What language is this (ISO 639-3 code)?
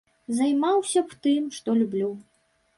bel